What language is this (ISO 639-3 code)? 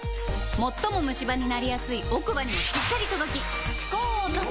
jpn